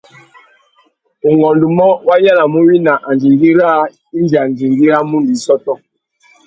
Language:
Tuki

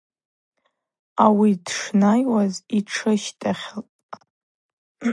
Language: Abaza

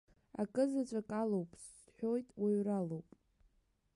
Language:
Abkhazian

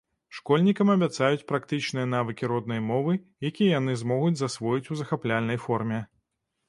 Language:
Belarusian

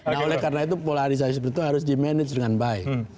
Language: Indonesian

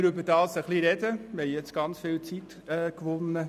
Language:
Swiss German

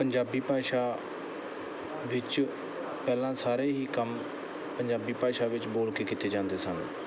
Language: Punjabi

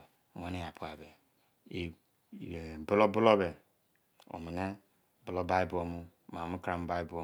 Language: Izon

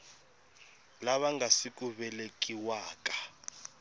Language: Tsonga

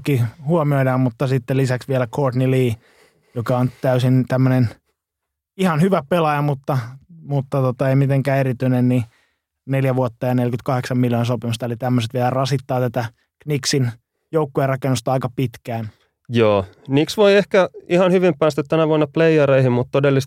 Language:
Finnish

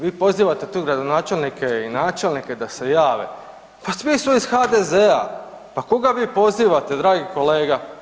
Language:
Croatian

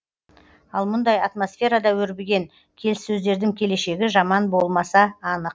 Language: Kazakh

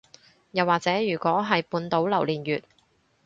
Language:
Cantonese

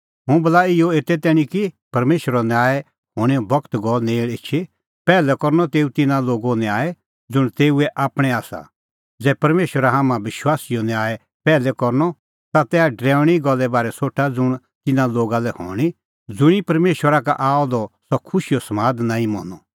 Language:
Kullu Pahari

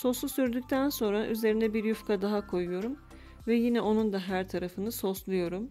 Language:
Turkish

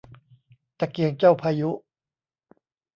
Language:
Thai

